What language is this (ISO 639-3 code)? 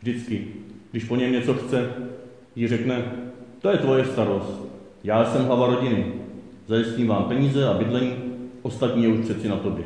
ces